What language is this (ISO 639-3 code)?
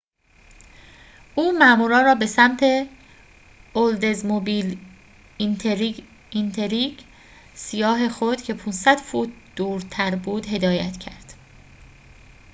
fas